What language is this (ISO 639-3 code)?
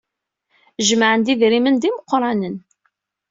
kab